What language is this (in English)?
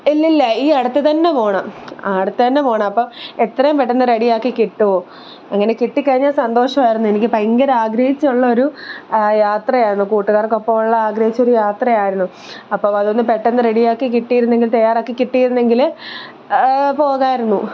Malayalam